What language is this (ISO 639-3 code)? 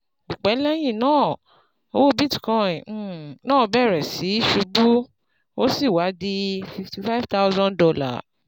yor